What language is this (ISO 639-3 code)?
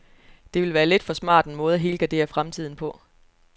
dan